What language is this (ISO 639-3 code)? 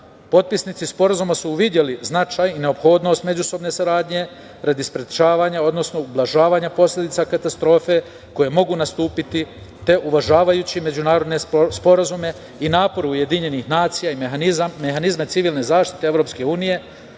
srp